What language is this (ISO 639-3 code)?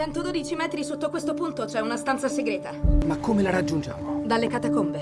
ita